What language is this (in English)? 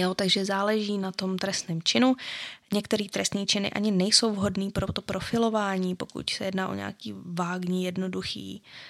Czech